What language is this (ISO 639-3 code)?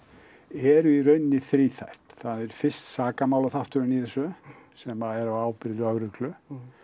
isl